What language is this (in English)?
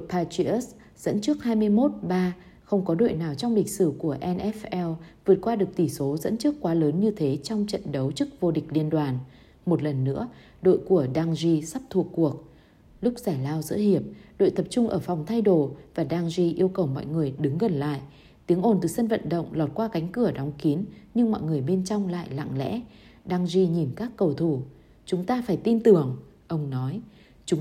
Vietnamese